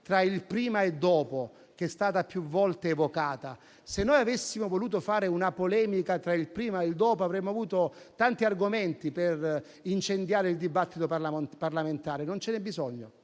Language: Italian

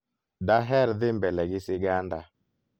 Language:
Luo (Kenya and Tanzania)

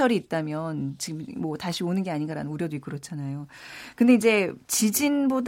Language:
Korean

